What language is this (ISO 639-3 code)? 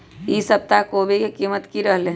mag